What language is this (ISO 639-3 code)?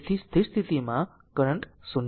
guj